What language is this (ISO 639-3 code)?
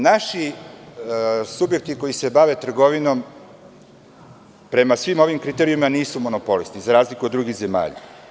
srp